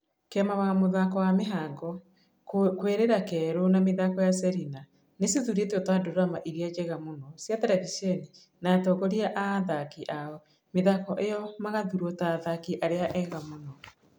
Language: Kikuyu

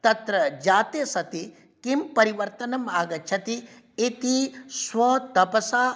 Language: Sanskrit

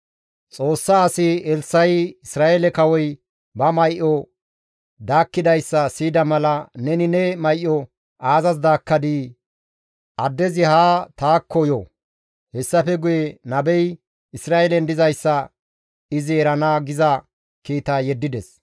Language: Gamo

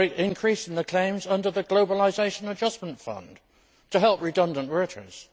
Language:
English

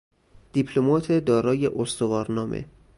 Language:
Persian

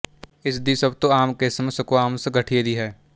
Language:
Punjabi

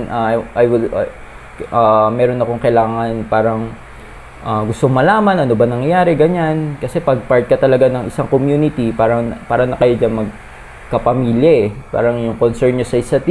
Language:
Filipino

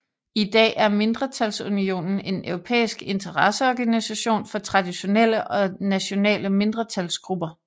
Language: Danish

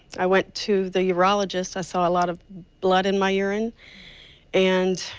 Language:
English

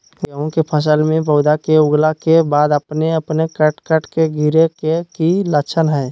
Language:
Magahi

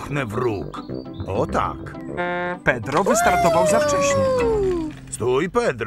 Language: Polish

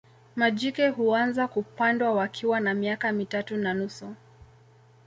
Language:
Swahili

